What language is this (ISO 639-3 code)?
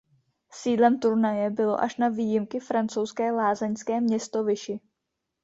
ces